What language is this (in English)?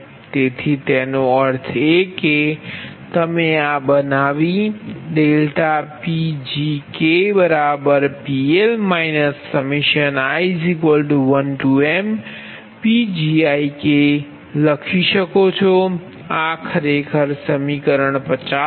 Gujarati